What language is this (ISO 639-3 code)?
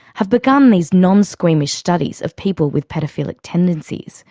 eng